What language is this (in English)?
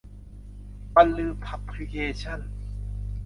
Thai